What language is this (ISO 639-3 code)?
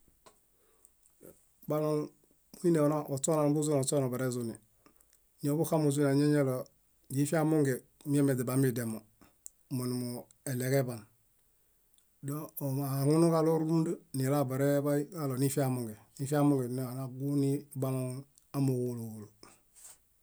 bda